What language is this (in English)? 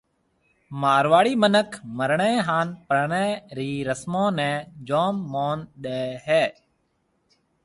Marwari (Pakistan)